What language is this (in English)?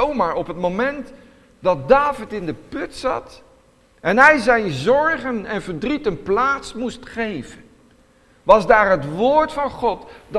Dutch